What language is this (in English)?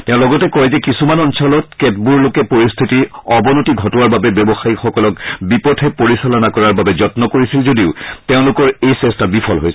Assamese